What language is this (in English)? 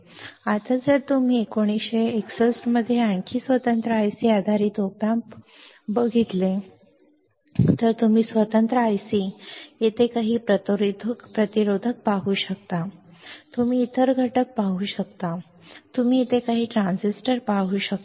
Marathi